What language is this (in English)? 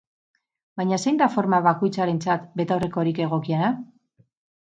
Basque